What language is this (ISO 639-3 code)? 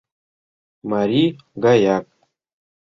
chm